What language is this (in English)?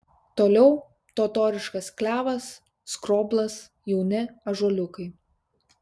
Lithuanian